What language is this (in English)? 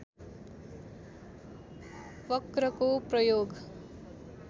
Nepali